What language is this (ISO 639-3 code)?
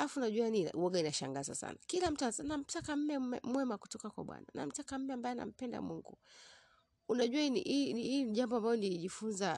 swa